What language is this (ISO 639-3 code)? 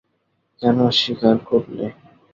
ben